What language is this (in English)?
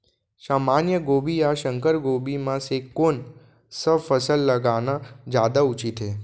Chhattisgarhi